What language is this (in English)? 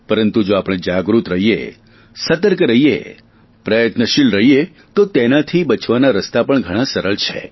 Gujarati